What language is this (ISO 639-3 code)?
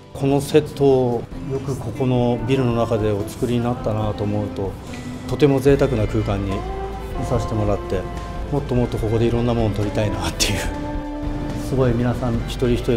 jpn